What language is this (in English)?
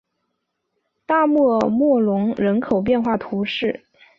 Chinese